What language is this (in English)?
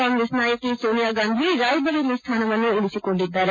Kannada